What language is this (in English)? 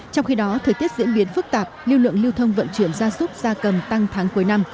Vietnamese